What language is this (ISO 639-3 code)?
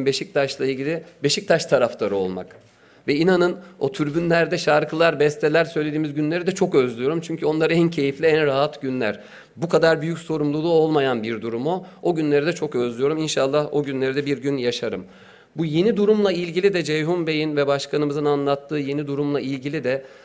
tur